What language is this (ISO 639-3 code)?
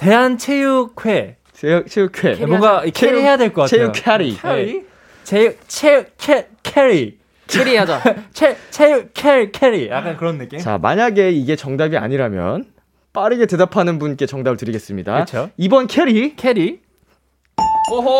kor